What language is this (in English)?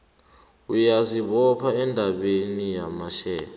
South Ndebele